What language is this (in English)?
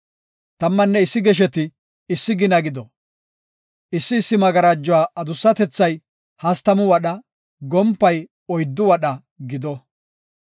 Gofa